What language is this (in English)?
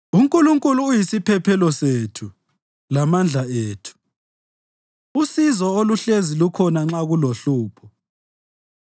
North Ndebele